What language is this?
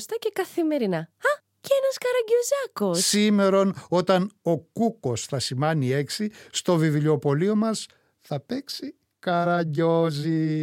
Greek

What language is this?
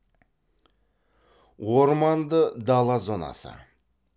Kazakh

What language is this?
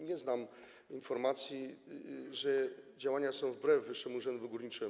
Polish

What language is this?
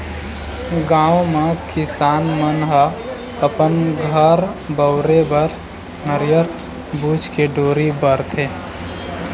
Chhattisgarhi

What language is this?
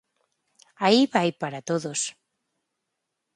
Galician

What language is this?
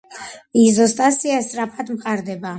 Georgian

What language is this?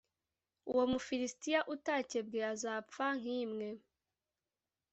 Kinyarwanda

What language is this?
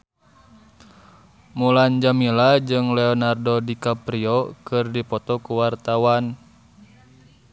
Sundanese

